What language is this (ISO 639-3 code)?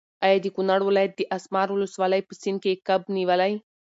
pus